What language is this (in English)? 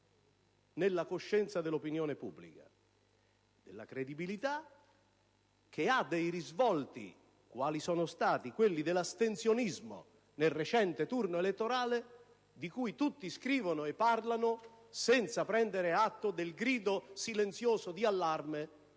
Italian